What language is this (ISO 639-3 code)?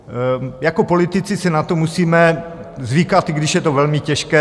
ces